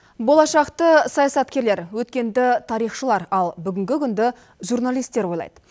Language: Kazakh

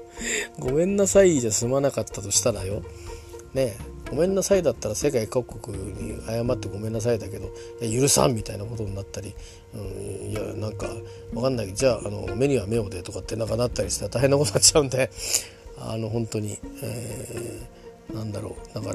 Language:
Japanese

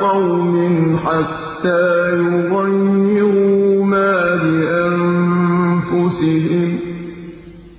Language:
Arabic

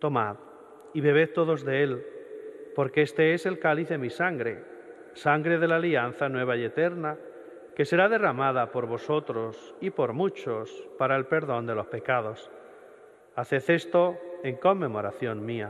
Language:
Spanish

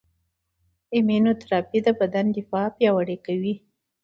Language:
Pashto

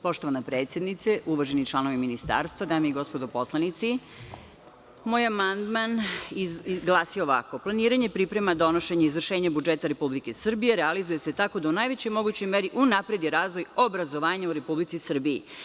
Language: Serbian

